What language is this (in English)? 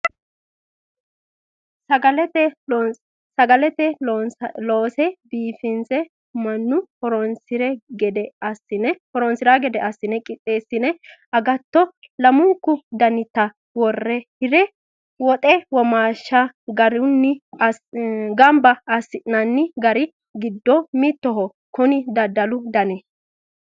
Sidamo